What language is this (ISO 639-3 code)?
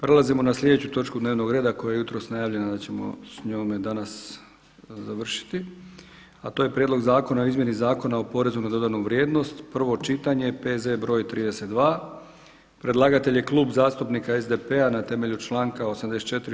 hrv